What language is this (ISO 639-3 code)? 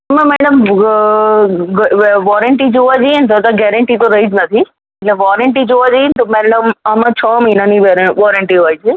guj